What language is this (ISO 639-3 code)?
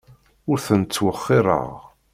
kab